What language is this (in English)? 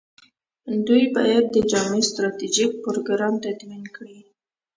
Pashto